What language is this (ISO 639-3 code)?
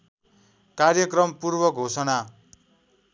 nep